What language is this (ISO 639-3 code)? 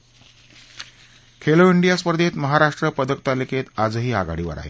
mar